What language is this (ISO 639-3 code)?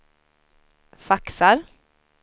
swe